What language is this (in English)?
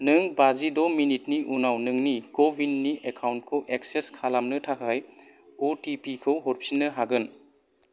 Bodo